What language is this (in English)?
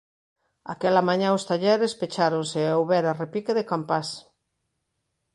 Galician